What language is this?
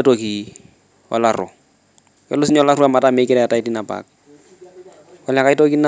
Masai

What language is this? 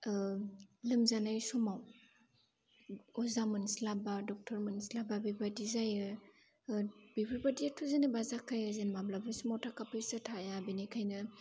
Bodo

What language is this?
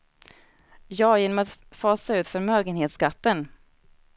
Swedish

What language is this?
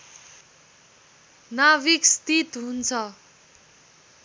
Nepali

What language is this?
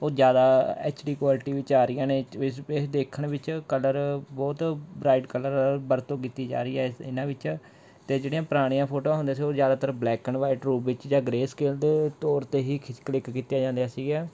Punjabi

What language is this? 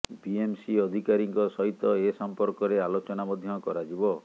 Odia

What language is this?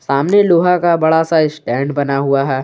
Hindi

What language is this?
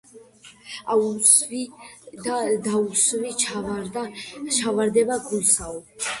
Georgian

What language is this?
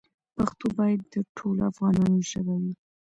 Pashto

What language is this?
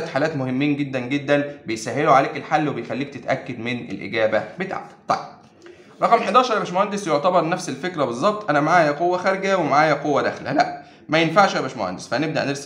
Arabic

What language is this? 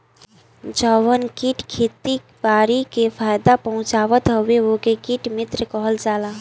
Bhojpuri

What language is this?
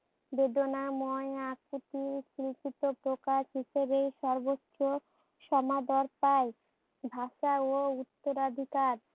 Bangla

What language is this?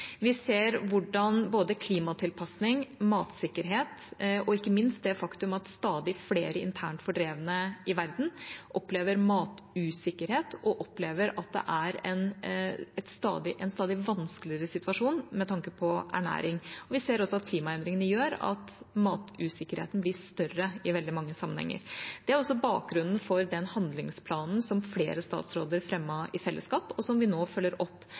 Norwegian Bokmål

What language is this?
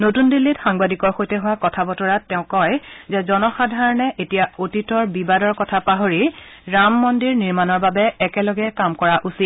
Assamese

